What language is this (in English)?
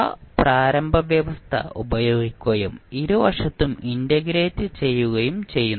Malayalam